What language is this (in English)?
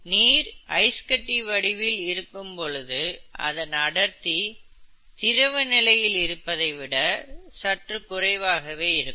Tamil